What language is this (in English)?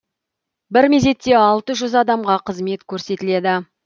Kazakh